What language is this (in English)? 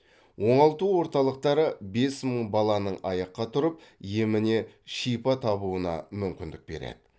Kazakh